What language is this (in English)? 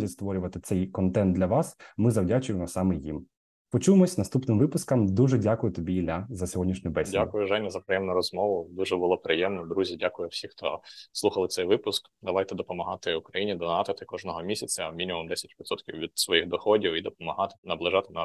Ukrainian